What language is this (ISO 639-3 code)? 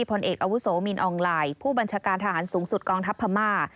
tha